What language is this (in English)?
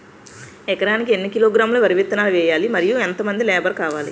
Telugu